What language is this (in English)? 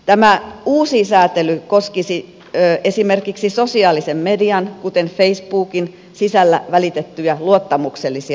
Finnish